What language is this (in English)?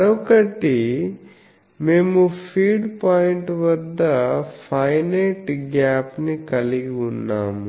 Telugu